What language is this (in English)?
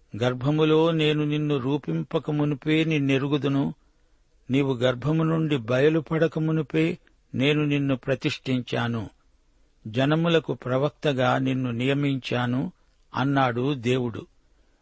Telugu